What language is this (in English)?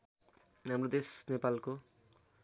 Nepali